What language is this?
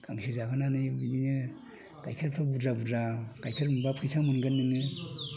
Bodo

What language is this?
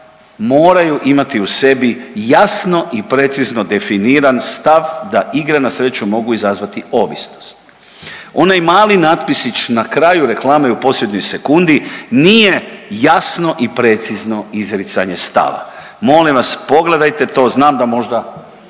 Croatian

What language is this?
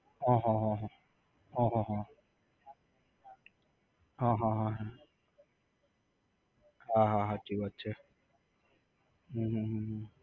Gujarati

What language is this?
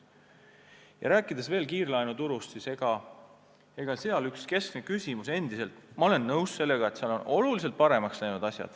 Estonian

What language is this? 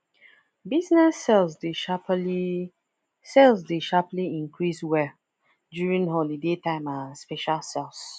Nigerian Pidgin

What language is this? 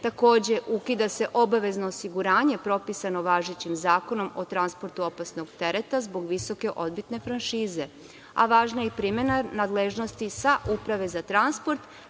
Serbian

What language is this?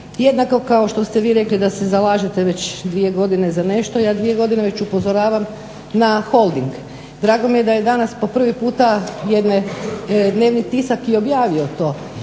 Croatian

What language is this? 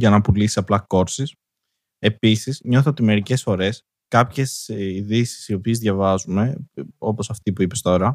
Greek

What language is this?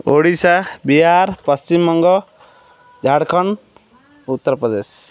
Odia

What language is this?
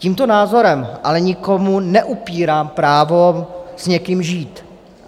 Czech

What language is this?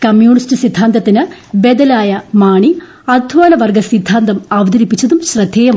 Malayalam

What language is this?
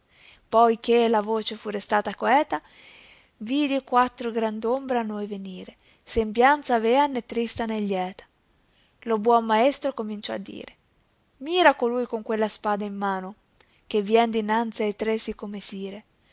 Italian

